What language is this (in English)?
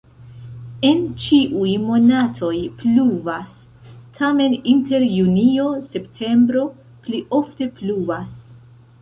Esperanto